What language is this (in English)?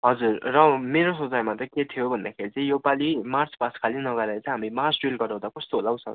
Nepali